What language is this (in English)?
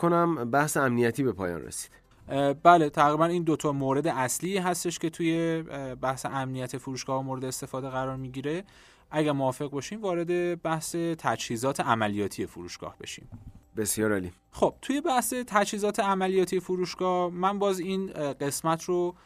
Persian